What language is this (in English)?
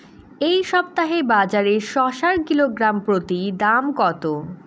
Bangla